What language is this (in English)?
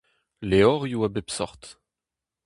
Breton